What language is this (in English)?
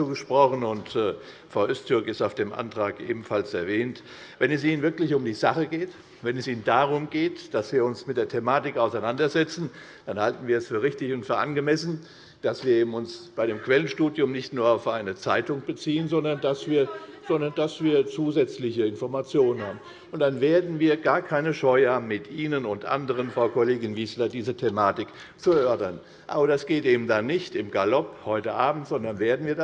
German